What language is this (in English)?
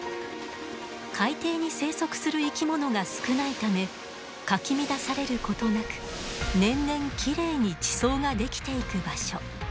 Japanese